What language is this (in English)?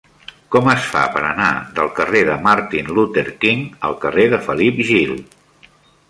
Catalan